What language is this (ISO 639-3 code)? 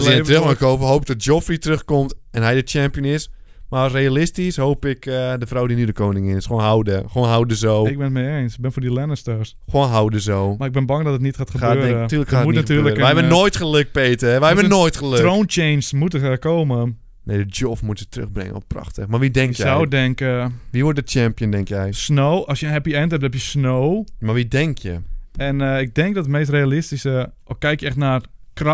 nld